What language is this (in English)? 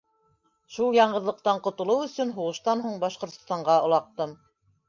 Bashkir